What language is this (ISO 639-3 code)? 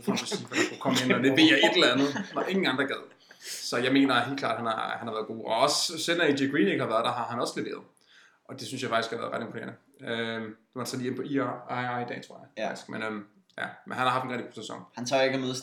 dan